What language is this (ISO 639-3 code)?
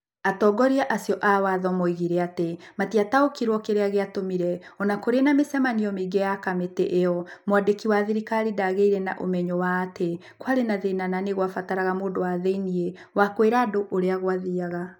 kik